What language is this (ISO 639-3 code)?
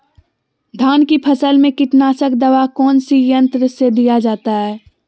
mag